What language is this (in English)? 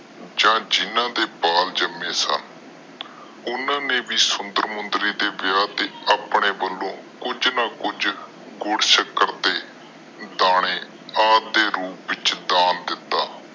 Punjabi